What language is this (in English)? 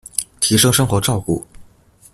Chinese